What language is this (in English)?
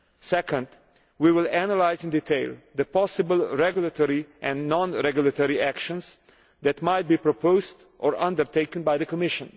English